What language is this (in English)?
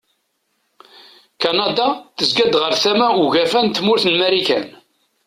Kabyle